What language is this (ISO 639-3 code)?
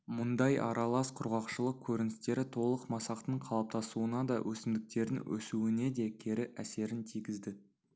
kaz